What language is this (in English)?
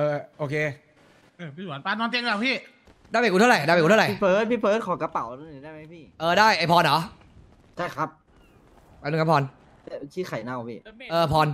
Thai